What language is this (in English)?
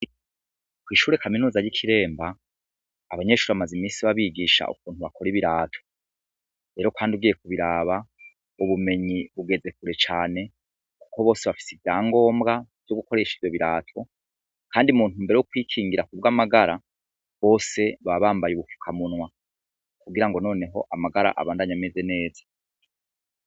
Rundi